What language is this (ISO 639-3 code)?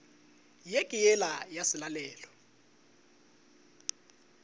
nso